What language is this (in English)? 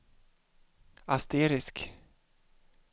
Swedish